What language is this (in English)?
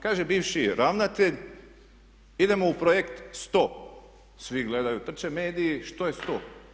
Croatian